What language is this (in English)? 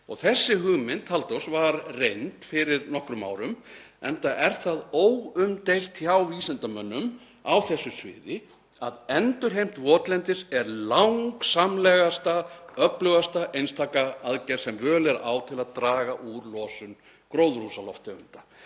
Icelandic